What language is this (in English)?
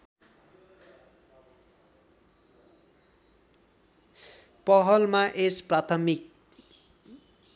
Nepali